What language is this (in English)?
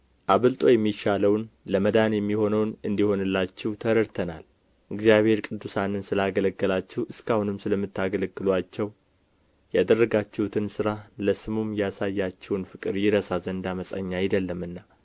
Amharic